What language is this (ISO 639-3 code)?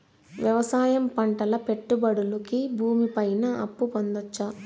tel